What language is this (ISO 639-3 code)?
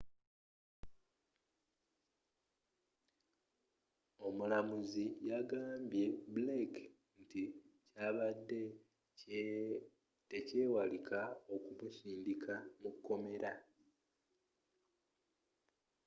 lug